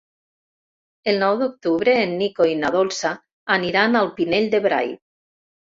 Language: Catalan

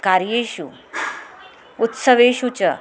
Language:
Sanskrit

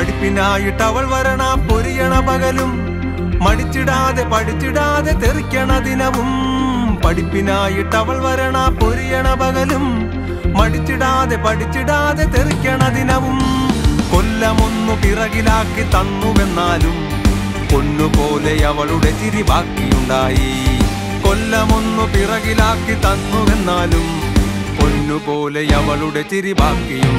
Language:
Arabic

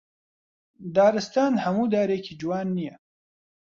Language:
Central Kurdish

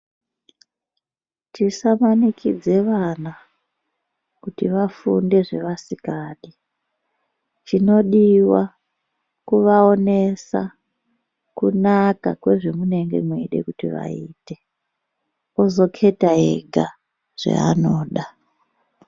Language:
Ndau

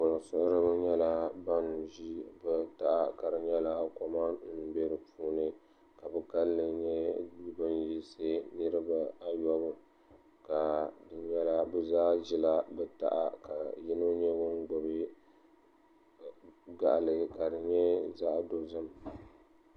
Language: Dagbani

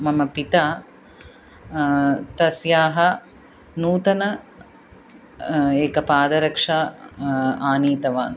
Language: Sanskrit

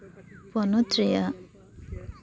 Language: Santali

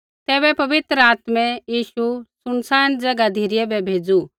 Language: Kullu Pahari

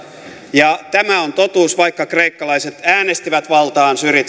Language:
Finnish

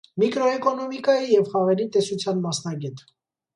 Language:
Armenian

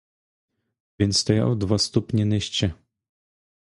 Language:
Ukrainian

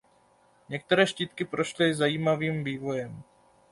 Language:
Czech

